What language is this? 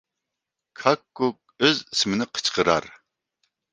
Uyghur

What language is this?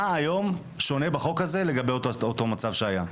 Hebrew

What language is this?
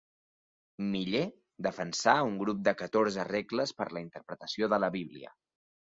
Catalan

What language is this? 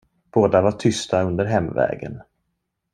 Swedish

